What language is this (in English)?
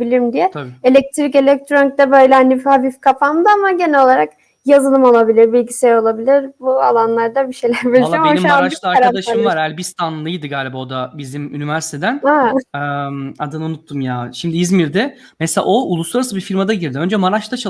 Turkish